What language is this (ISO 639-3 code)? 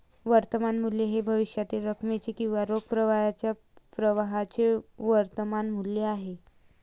mar